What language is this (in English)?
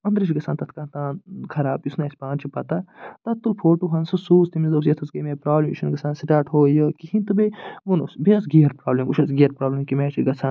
Kashmiri